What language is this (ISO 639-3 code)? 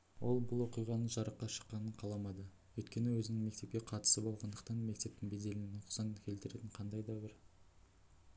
kaz